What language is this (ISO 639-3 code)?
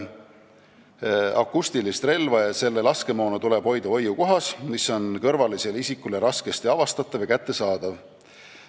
est